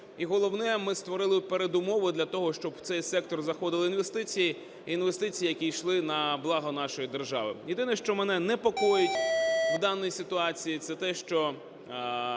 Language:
Ukrainian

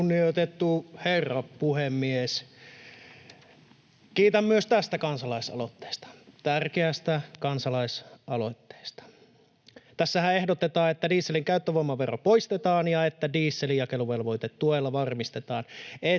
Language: Finnish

